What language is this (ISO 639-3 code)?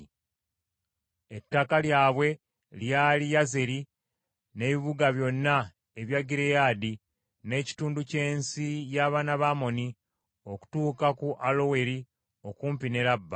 lug